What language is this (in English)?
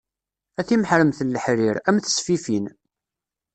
Kabyle